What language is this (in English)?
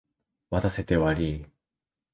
Japanese